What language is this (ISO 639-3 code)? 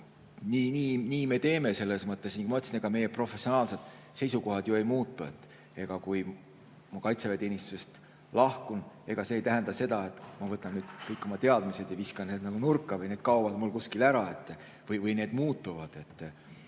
est